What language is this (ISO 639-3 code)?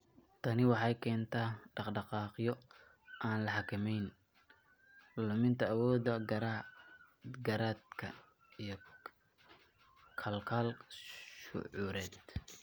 som